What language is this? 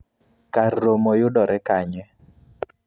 Luo (Kenya and Tanzania)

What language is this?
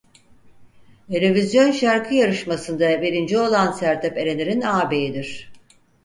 Turkish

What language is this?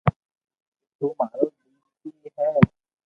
Loarki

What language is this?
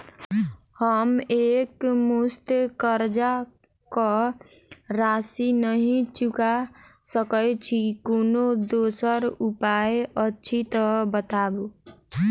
Maithili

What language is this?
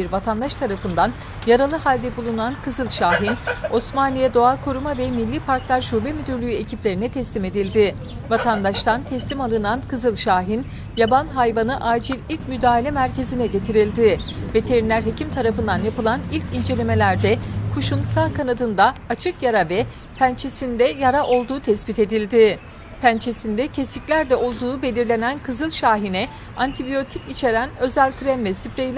Turkish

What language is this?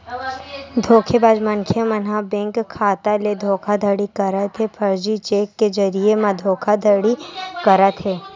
Chhattisgarhi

